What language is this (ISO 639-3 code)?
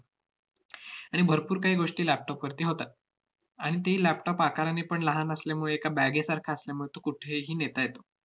mar